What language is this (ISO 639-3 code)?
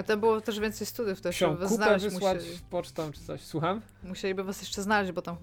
pol